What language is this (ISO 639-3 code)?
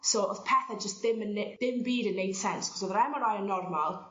cym